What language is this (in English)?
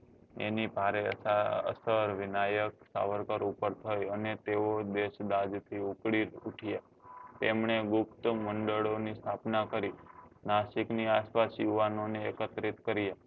Gujarati